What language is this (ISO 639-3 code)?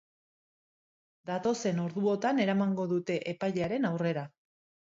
eus